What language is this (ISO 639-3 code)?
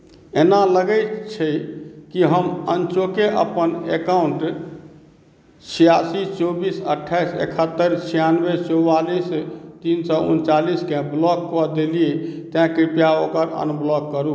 mai